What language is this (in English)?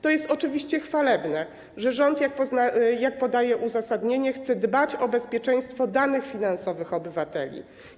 Polish